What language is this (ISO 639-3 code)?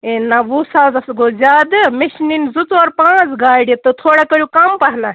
kas